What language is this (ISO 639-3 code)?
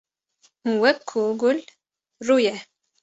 kur